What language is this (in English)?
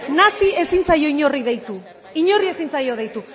Basque